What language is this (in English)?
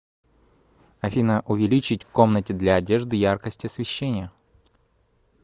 Russian